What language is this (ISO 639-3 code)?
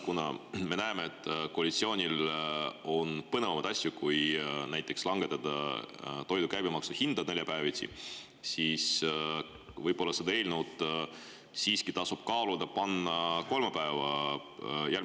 est